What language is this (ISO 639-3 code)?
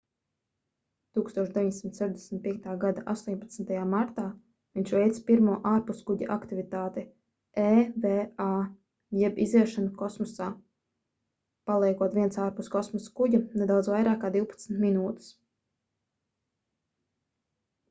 lav